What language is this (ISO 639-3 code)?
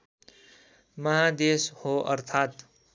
nep